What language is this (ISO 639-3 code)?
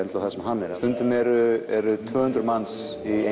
isl